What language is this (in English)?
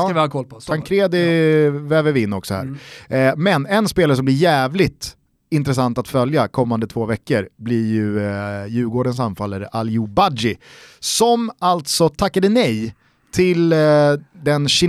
Swedish